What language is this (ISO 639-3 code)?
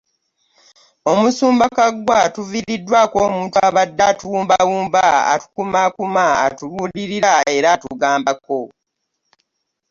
lug